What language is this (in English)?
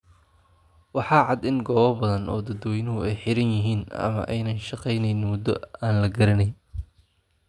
Somali